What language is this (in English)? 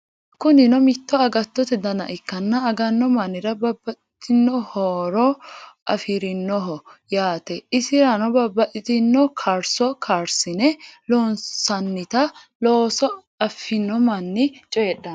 Sidamo